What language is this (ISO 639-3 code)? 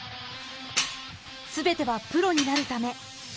jpn